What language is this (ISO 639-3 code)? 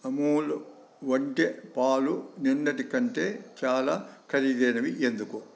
tel